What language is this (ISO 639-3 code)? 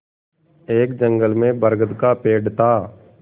hin